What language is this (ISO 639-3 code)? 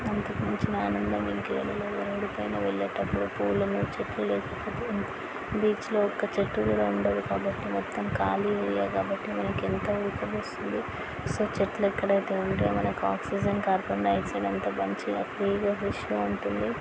tel